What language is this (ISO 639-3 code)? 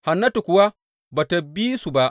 hau